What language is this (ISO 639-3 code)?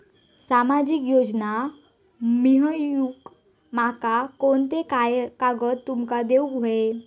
mar